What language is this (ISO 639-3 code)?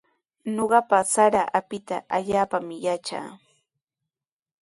qws